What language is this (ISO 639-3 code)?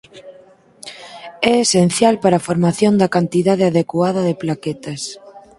glg